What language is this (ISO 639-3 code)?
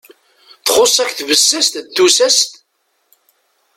kab